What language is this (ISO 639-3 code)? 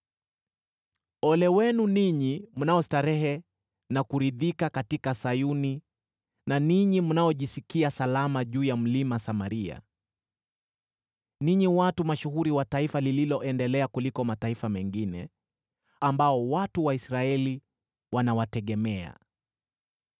swa